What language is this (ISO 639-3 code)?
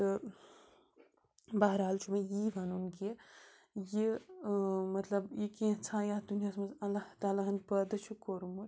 kas